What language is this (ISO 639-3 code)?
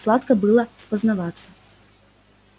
rus